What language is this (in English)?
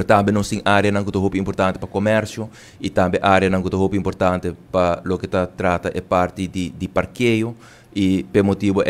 Italian